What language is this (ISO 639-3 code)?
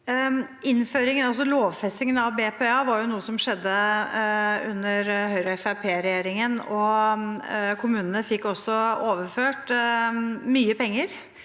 nor